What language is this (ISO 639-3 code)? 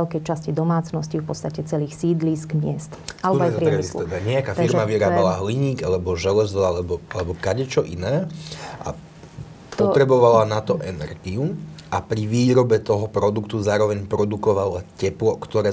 slk